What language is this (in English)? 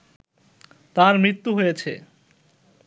Bangla